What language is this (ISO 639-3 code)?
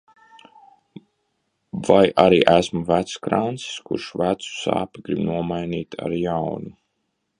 lav